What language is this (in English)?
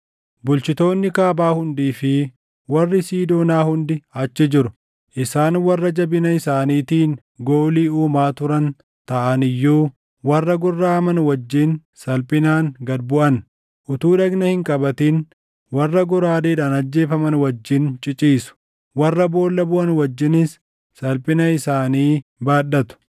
Oromo